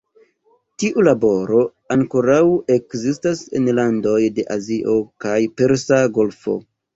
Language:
Esperanto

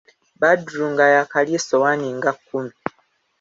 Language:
Ganda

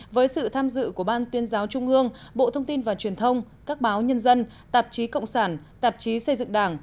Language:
Vietnamese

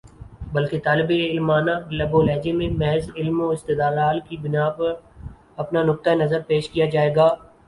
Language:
Urdu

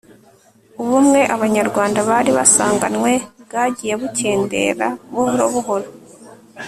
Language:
Kinyarwanda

